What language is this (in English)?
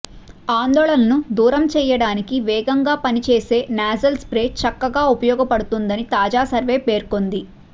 Telugu